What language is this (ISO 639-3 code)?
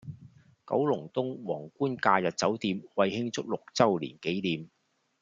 yue